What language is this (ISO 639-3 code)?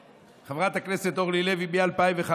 heb